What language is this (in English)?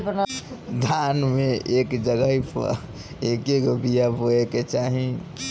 Bhojpuri